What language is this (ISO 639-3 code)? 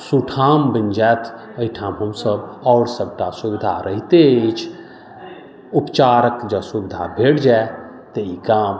mai